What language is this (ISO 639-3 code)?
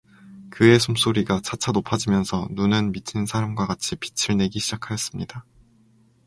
kor